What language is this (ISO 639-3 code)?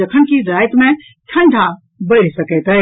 mai